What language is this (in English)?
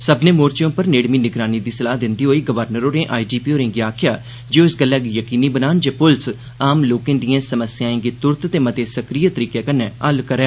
Dogri